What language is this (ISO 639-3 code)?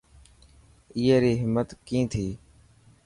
mki